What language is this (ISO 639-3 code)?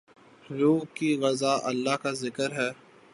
urd